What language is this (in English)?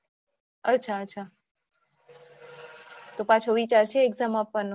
Gujarati